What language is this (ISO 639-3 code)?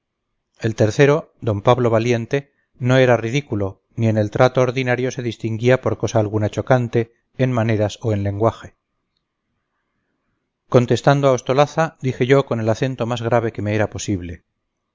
spa